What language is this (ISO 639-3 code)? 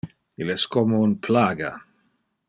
ina